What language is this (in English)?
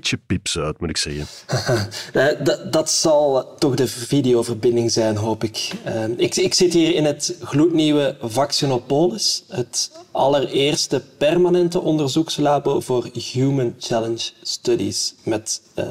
Dutch